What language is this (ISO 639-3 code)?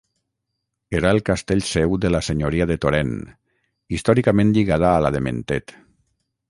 cat